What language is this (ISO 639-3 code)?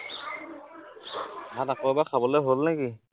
asm